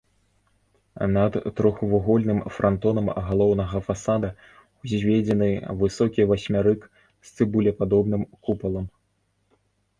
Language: Belarusian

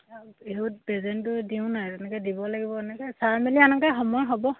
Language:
Assamese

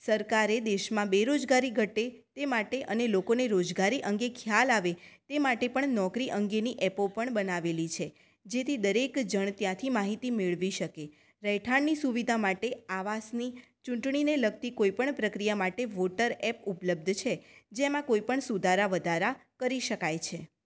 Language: Gujarati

